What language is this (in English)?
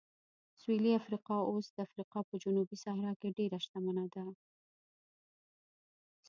Pashto